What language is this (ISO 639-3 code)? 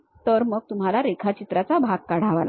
mar